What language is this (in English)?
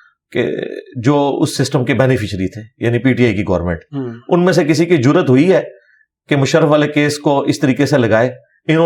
Urdu